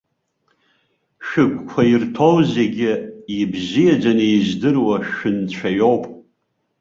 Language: Abkhazian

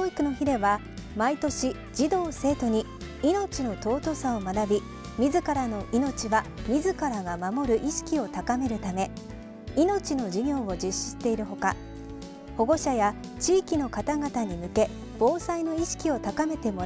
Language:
Japanese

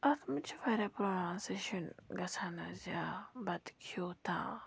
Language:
Kashmiri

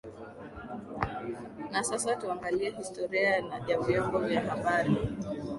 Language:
Swahili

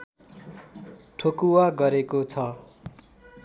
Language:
Nepali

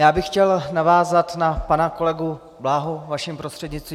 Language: Czech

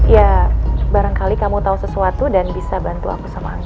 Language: Indonesian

